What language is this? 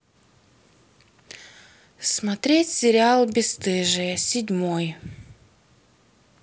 Russian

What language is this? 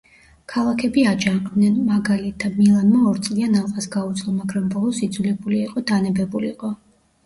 Georgian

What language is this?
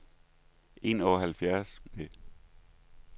Danish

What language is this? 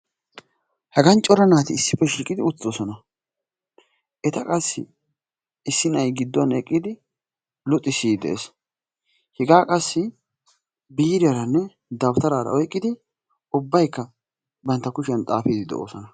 Wolaytta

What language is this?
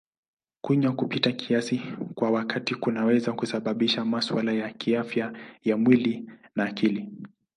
Swahili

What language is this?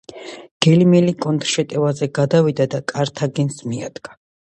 Georgian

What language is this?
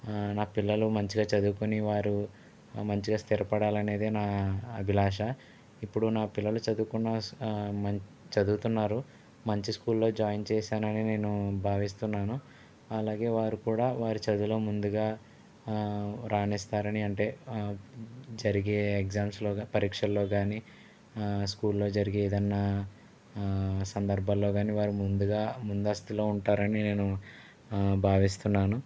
Telugu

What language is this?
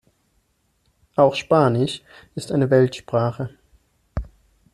German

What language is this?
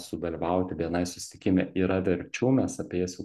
Lithuanian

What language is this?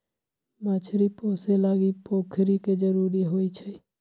Magahi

